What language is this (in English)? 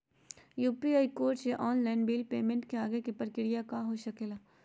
Magahi